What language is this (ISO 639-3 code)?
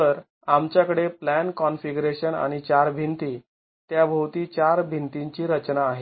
mar